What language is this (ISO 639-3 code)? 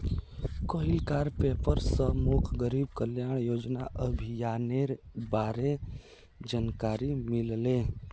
mag